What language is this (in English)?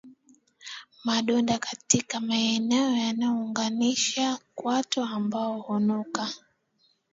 Swahili